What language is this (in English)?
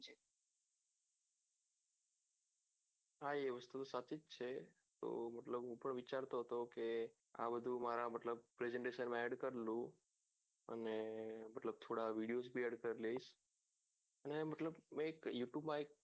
Gujarati